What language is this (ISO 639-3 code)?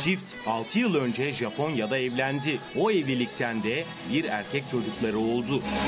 tur